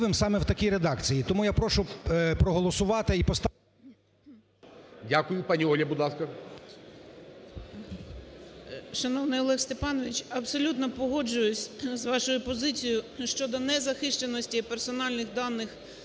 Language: Ukrainian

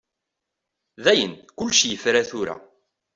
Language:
Kabyle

